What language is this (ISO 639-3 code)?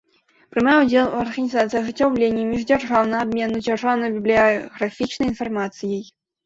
bel